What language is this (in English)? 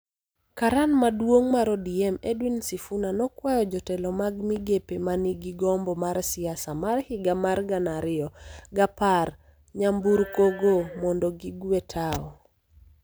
Luo (Kenya and Tanzania)